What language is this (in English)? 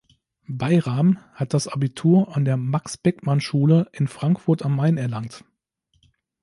German